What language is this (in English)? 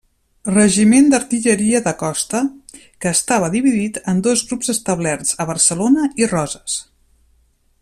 Catalan